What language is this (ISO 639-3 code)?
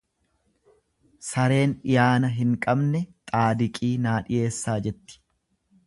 orm